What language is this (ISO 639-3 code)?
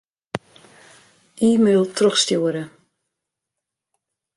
fry